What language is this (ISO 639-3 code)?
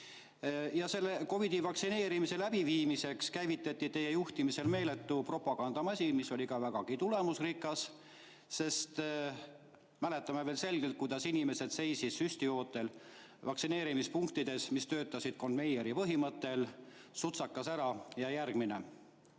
est